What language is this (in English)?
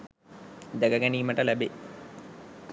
Sinhala